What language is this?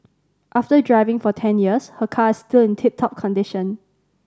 English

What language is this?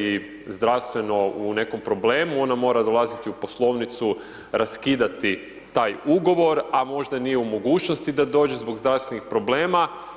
Croatian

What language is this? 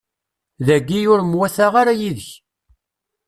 Kabyle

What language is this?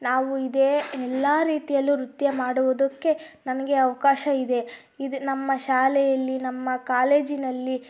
Kannada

